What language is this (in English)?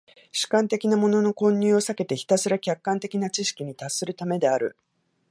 Japanese